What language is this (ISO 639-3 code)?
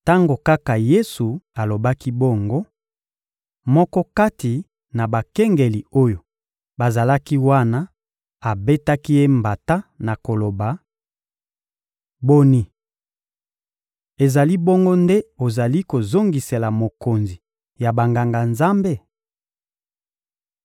lin